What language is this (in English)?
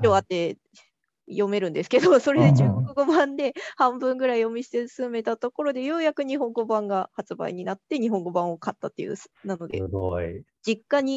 Japanese